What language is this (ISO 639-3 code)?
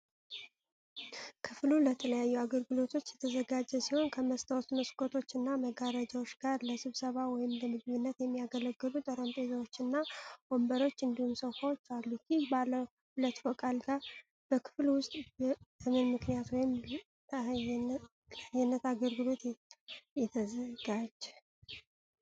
amh